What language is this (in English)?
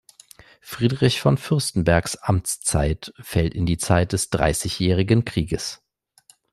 German